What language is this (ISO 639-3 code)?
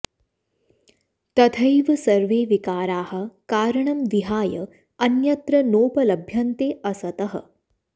san